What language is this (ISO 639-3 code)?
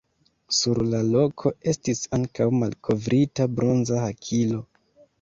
epo